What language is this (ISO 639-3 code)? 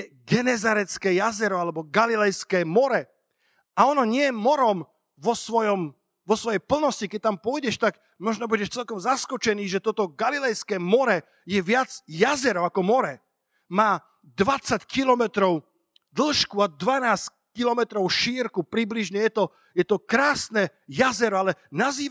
slk